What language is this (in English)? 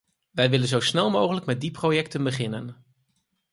Dutch